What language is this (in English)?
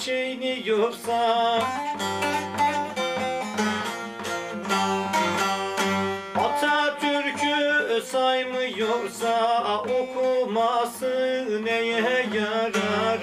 Turkish